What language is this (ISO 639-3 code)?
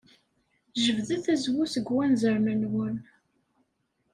kab